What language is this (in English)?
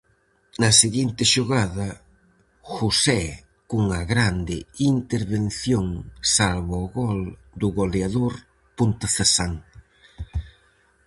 Galician